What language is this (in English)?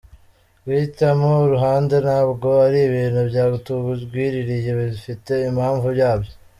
Kinyarwanda